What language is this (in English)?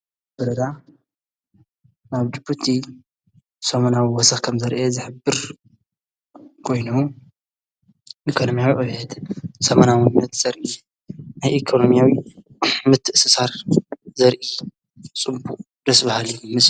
Tigrinya